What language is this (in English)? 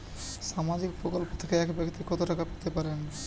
Bangla